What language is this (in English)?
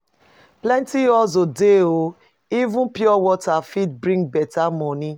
Nigerian Pidgin